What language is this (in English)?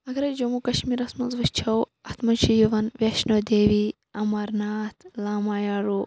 Kashmiri